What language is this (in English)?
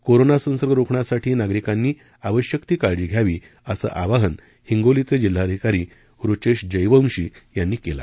Marathi